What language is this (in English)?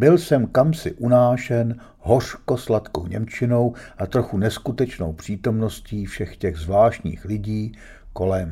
Czech